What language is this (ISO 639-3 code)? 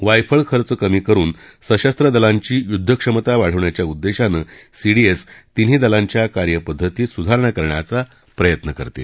mar